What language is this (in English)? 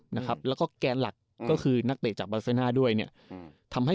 Thai